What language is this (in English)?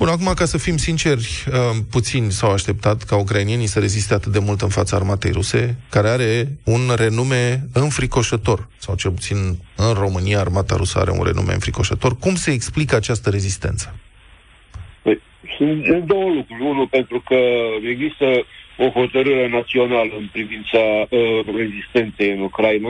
Romanian